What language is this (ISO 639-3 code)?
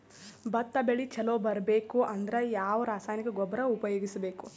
kan